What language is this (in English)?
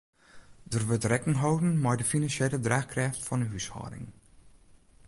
Western Frisian